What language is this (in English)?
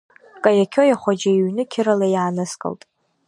Abkhazian